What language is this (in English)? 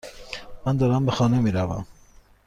Persian